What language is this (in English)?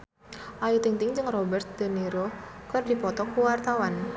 Sundanese